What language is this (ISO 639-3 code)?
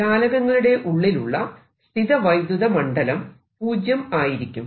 mal